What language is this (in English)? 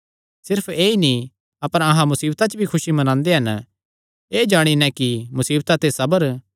Kangri